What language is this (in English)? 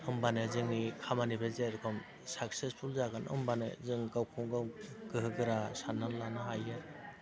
Bodo